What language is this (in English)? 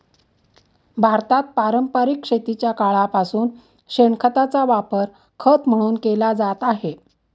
Marathi